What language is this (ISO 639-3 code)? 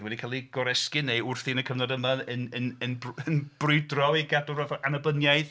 cym